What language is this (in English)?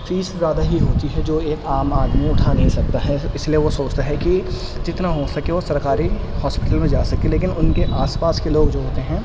Urdu